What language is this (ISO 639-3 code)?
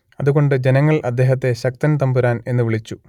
mal